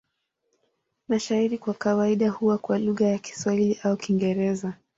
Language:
Swahili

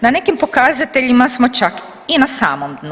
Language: Croatian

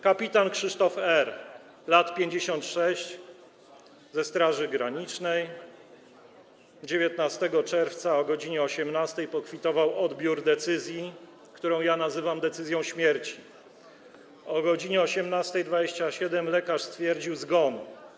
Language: Polish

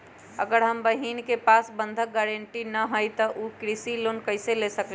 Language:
Magahi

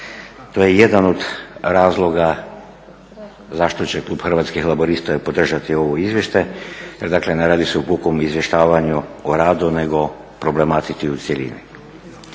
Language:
Croatian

